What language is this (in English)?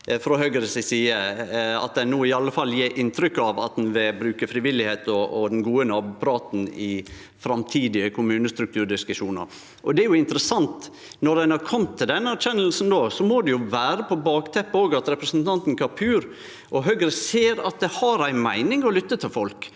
Norwegian